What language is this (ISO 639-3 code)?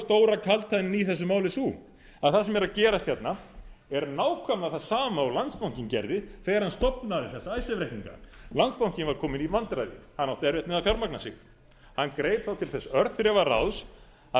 isl